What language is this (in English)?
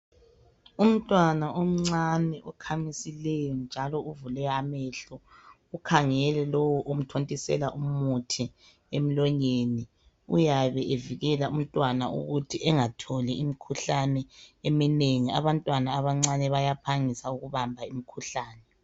North Ndebele